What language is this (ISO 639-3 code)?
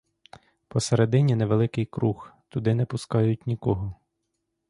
ukr